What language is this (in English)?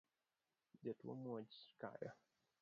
Luo (Kenya and Tanzania)